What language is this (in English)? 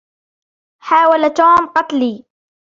Arabic